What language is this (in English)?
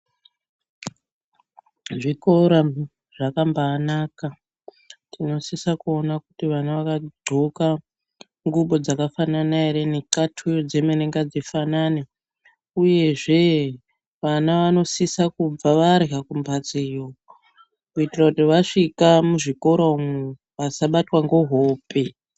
Ndau